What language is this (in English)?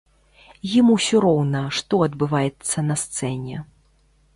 Belarusian